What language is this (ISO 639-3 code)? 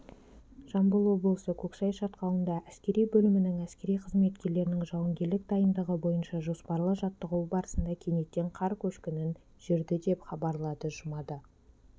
kaz